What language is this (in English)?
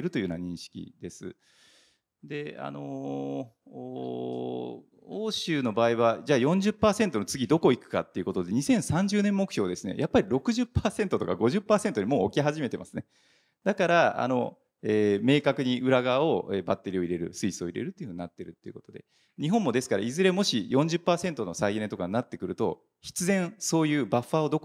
Japanese